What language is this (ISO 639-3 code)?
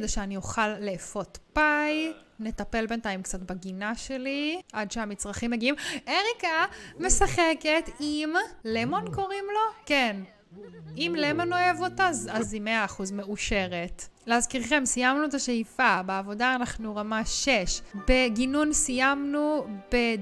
heb